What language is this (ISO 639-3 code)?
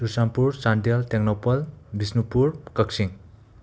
mni